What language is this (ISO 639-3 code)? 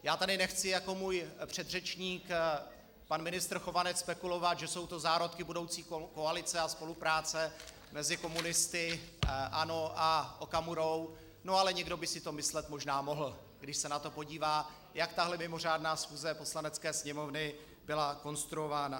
ces